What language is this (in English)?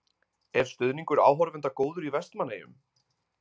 Icelandic